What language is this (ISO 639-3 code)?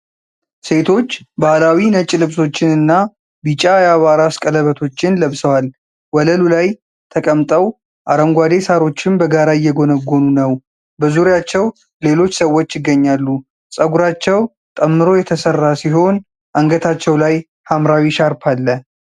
amh